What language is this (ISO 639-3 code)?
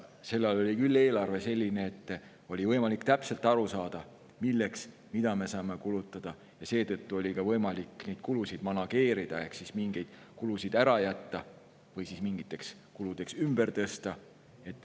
est